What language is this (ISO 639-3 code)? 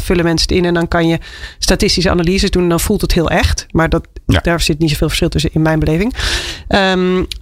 nld